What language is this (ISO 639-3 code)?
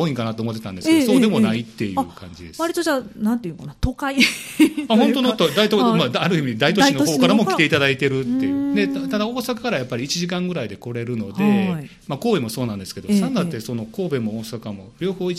jpn